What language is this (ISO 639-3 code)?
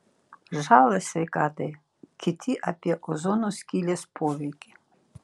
lit